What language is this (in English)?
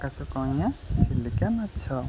Odia